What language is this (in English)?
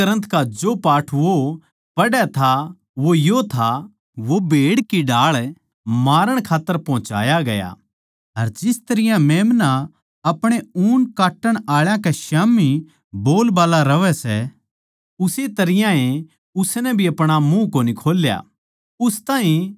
Haryanvi